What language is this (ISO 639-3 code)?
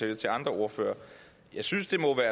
dan